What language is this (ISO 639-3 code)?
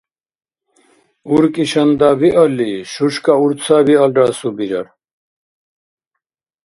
dar